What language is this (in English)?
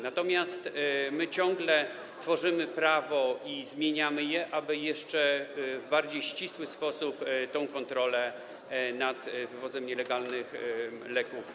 Polish